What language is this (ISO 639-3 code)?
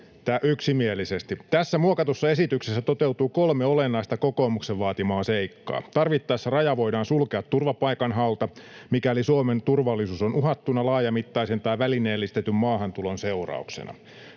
fin